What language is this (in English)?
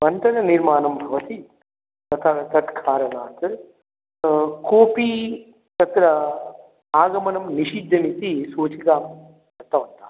Sanskrit